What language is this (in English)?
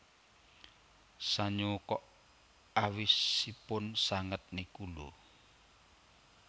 Javanese